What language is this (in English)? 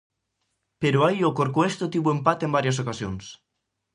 Galician